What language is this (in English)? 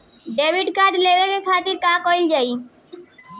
Bhojpuri